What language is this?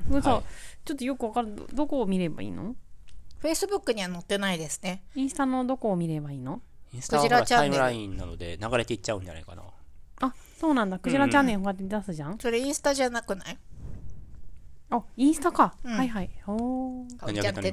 Japanese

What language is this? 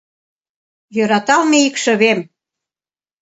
Mari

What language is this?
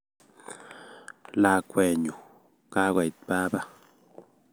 Kalenjin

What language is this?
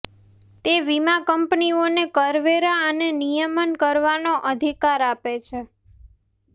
Gujarati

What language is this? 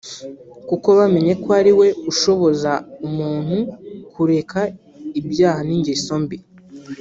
Kinyarwanda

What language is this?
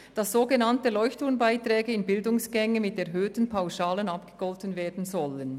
Swiss German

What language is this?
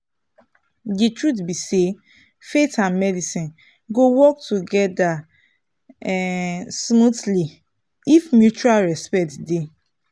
Nigerian Pidgin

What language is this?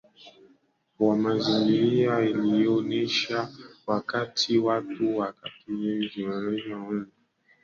Swahili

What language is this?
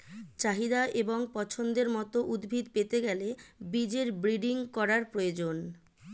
Bangla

